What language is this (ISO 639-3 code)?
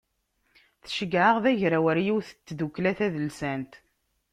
kab